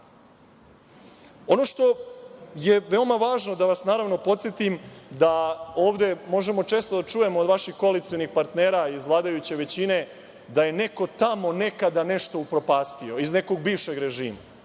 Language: Serbian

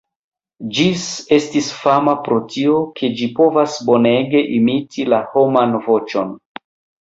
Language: Esperanto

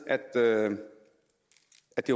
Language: Danish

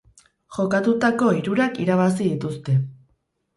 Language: Basque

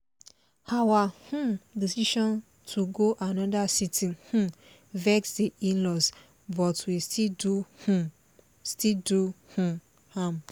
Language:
Nigerian Pidgin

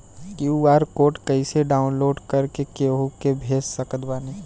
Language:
Bhojpuri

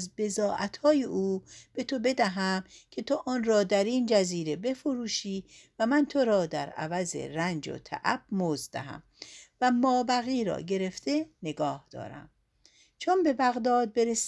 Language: Persian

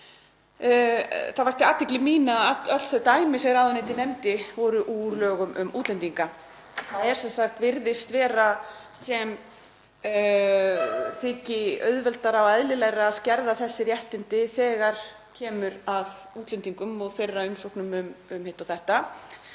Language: Icelandic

